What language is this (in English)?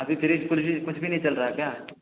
Urdu